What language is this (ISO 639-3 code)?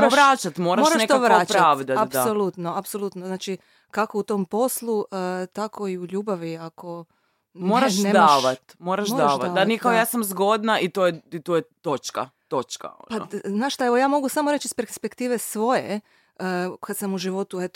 hrv